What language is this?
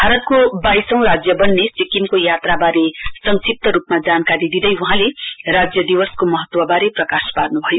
Nepali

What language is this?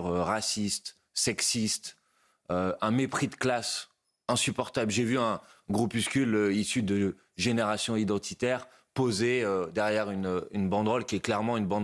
French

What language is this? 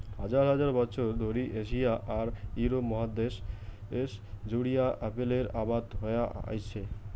Bangla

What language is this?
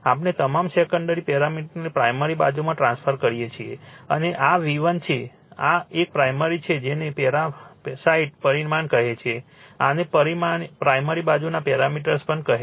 Gujarati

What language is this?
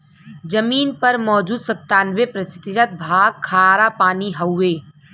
Bhojpuri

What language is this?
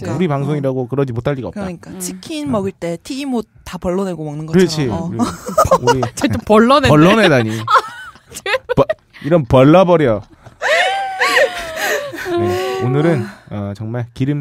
Korean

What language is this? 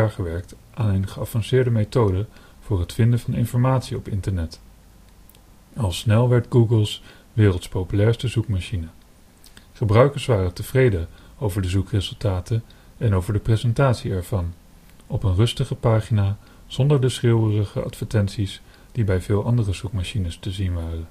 Dutch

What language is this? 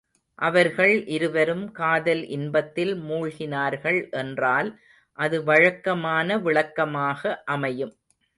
Tamil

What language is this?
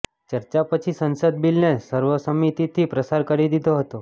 Gujarati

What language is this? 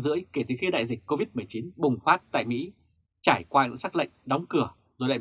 Vietnamese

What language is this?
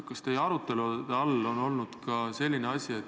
Estonian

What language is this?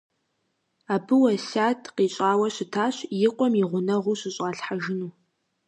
Kabardian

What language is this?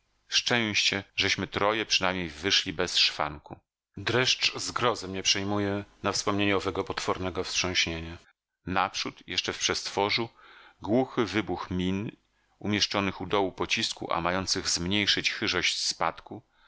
Polish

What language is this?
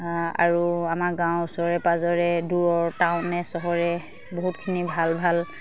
Assamese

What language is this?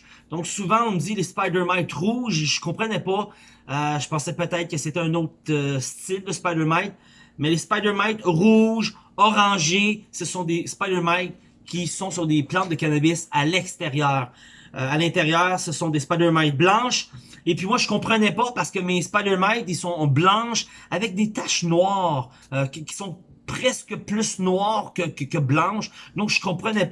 French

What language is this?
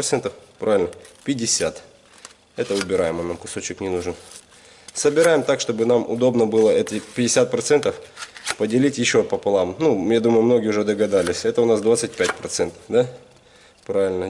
Russian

